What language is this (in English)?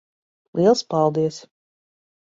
Latvian